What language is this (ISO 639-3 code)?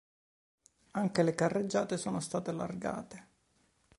ita